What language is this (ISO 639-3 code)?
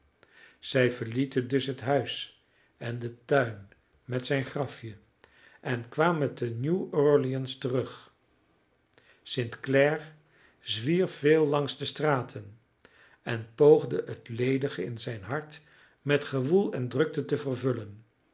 nld